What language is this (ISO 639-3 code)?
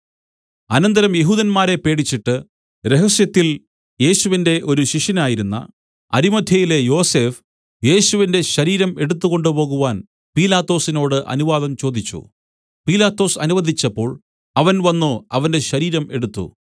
mal